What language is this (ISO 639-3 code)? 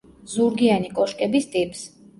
kat